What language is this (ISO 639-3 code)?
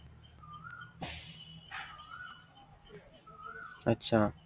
asm